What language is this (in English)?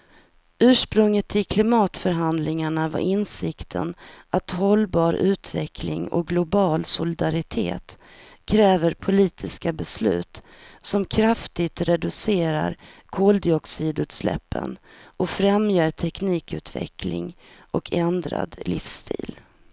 Swedish